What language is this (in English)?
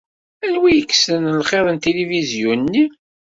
Kabyle